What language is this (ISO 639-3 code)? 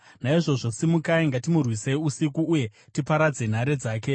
sna